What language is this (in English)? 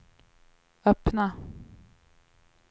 Swedish